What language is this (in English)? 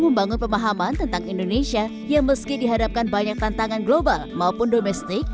Indonesian